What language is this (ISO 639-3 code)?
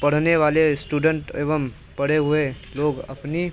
hin